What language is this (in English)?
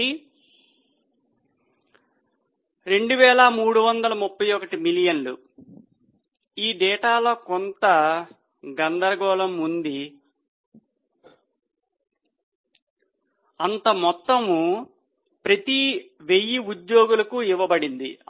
Telugu